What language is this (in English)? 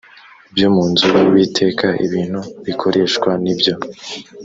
Kinyarwanda